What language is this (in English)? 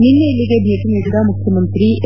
Kannada